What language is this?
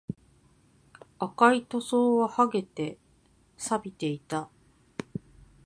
Japanese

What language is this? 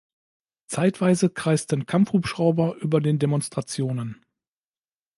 German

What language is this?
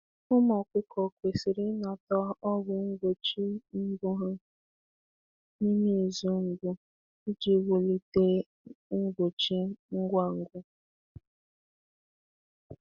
Igbo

